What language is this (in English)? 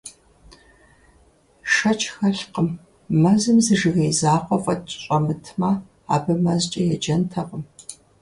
Kabardian